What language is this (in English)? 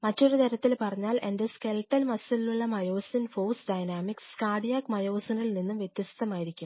Malayalam